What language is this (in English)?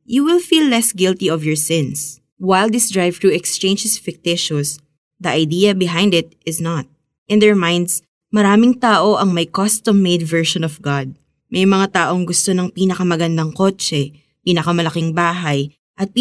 Filipino